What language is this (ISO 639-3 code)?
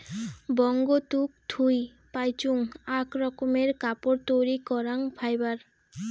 ben